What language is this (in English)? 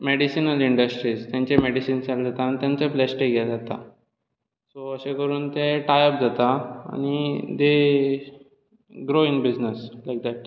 Konkani